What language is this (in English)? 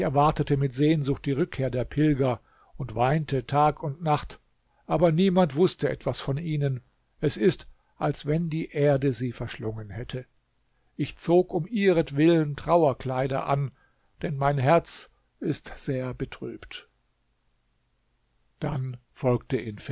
German